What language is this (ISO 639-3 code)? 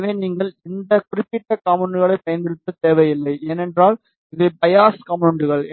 tam